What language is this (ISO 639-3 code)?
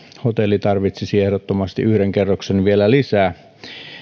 fin